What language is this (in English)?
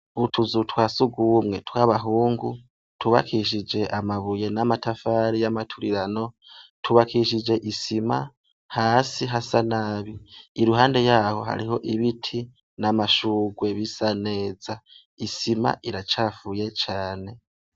Rundi